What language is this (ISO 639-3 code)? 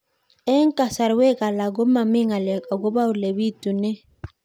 kln